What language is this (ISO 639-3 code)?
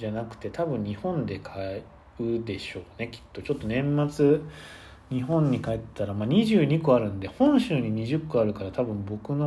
jpn